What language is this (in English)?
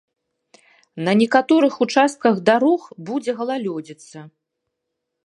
Belarusian